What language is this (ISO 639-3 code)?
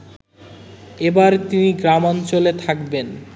ben